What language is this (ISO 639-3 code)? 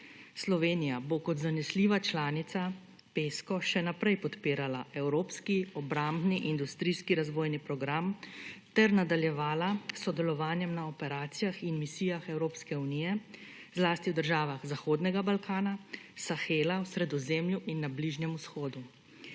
slv